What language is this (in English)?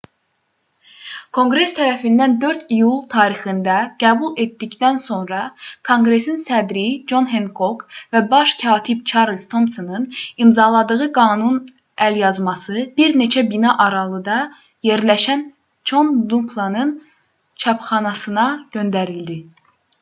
Azerbaijani